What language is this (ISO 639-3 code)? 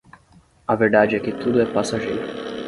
por